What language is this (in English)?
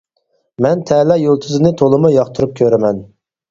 Uyghur